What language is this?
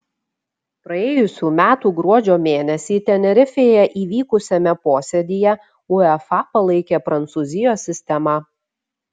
Lithuanian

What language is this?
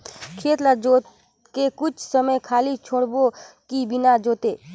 Chhattisgarhi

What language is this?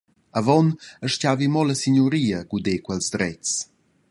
Romansh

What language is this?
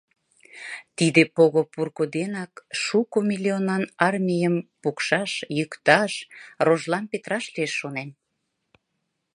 Mari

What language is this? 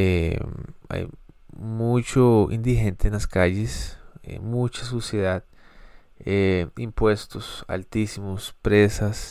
Spanish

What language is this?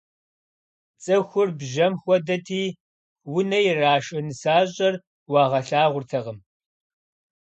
Kabardian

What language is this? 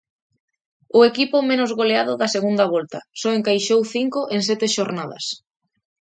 Galician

